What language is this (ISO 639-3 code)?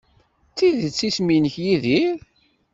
kab